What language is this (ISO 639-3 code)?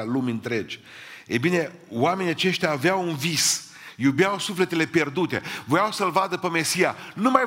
ron